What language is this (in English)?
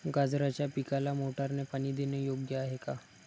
Marathi